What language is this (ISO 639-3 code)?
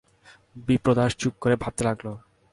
ben